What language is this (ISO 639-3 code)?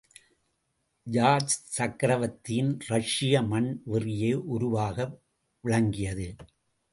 tam